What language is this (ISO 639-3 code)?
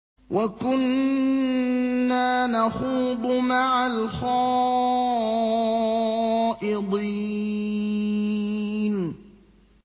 ara